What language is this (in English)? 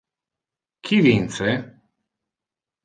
Interlingua